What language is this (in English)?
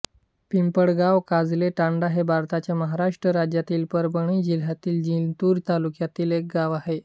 Marathi